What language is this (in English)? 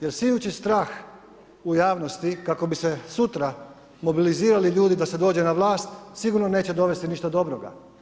Croatian